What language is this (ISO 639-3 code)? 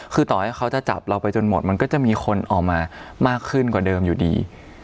tha